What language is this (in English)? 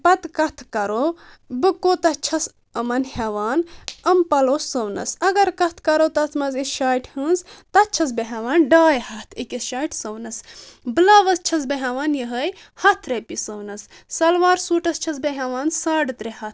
Kashmiri